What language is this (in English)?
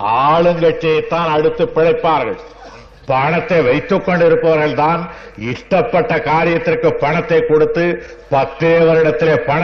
Tamil